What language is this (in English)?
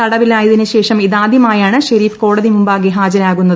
Malayalam